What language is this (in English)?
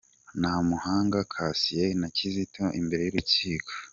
Kinyarwanda